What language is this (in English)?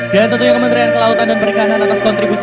Indonesian